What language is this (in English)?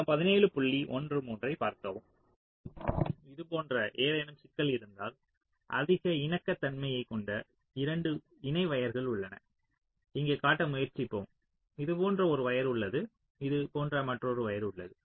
Tamil